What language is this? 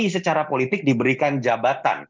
Indonesian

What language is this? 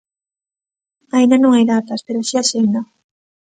Galician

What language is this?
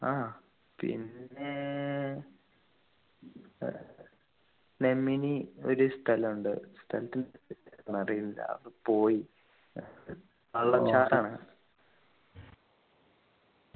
Malayalam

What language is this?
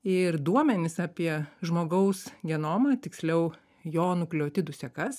Lithuanian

